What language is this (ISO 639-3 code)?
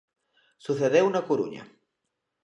glg